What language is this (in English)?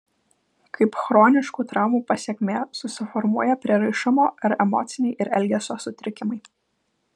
Lithuanian